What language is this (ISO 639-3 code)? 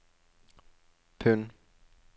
nor